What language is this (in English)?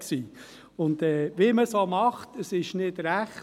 Swiss German